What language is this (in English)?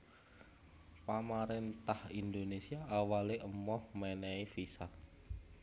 Javanese